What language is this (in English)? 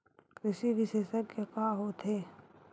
Chhattisgarhi